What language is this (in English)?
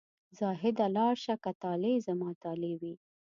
Pashto